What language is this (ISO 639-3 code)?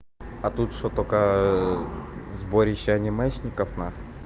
rus